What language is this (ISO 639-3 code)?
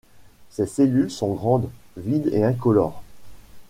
fra